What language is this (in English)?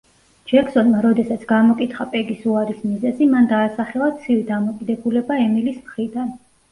Georgian